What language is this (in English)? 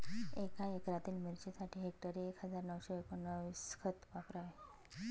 Marathi